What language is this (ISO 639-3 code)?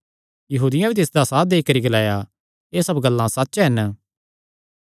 xnr